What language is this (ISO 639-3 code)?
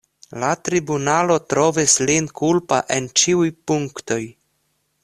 epo